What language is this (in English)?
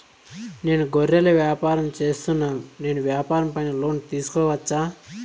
Telugu